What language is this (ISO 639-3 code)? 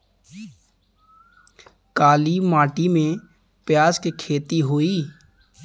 bho